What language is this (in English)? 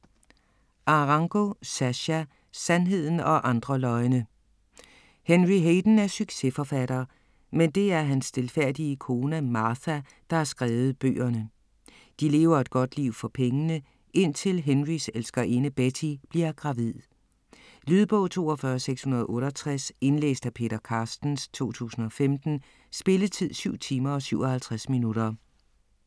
Danish